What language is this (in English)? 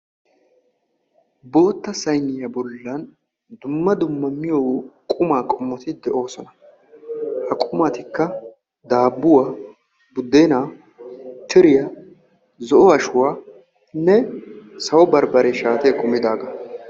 Wolaytta